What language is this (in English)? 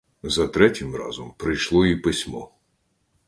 Ukrainian